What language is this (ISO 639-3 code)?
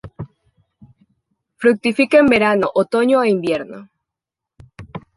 spa